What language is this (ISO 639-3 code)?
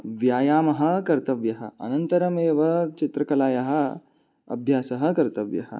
san